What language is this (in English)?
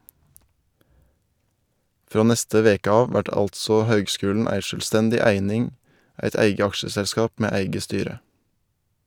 Norwegian